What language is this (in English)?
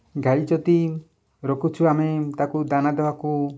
Odia